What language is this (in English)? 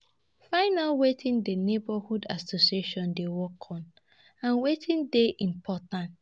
Nigerian Pidgin